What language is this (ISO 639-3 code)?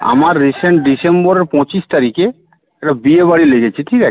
ben